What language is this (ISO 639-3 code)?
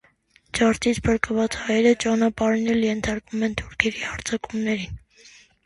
hye